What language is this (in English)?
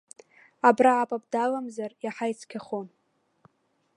Abkhazian